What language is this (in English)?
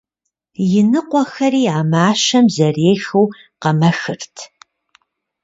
Kabardian